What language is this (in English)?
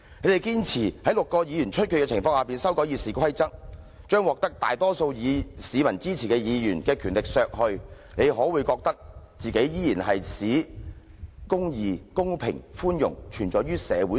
Cantonese